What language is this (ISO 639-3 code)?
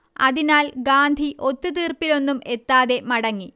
mal